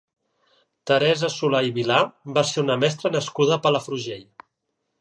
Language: Catalan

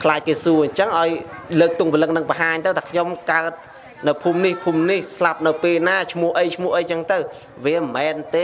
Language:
Vietnamese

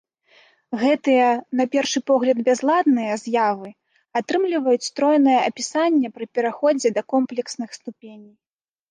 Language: Belarusian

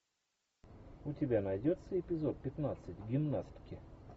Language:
Russian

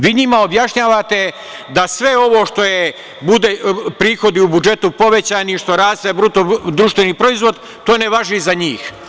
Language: Serbian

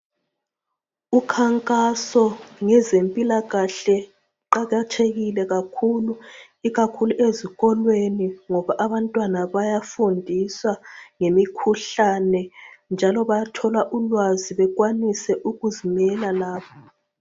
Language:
North Ndebele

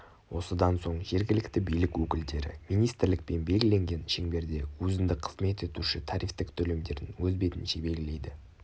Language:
Kazakh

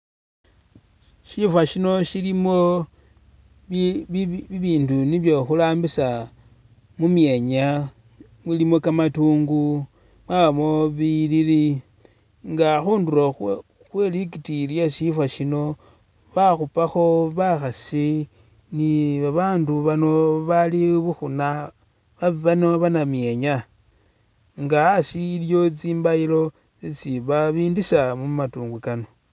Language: Masaaba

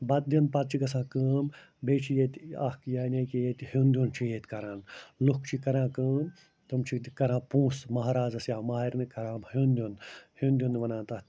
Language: Kashmiri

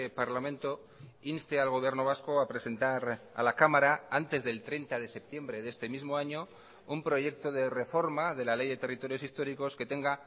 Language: Spanish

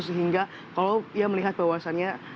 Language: Indonesian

